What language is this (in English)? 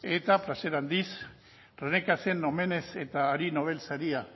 Basque